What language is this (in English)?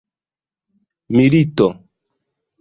Esperanto